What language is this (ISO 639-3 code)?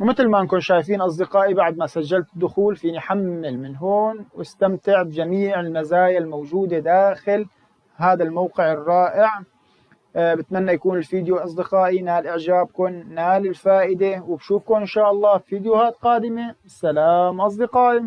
ara